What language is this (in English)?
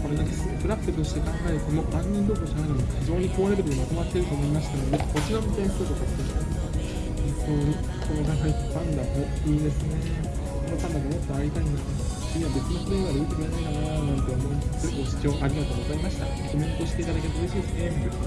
Japanese